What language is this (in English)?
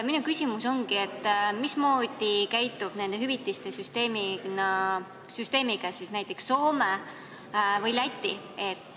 Estonian